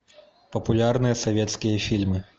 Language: Russian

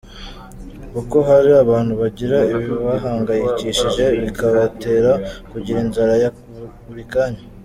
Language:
Kinyarwanda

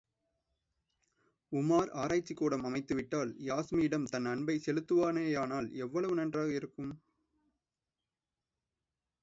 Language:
Tamil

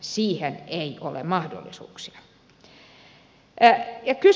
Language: Finnish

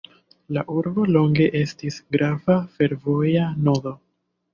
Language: Esperanto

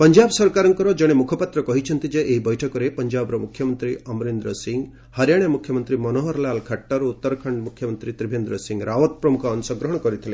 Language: Odia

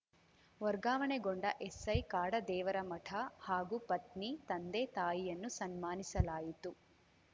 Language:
Kannada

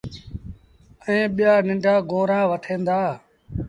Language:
Sindhi Bhil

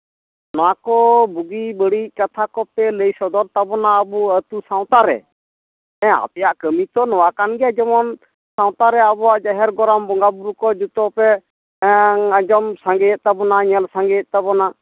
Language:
Santali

